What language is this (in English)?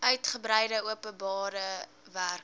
Afrikaans